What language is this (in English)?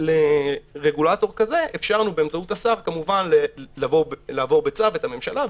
Hebrew